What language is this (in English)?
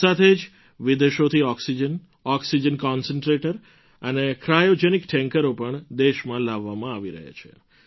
Gujarati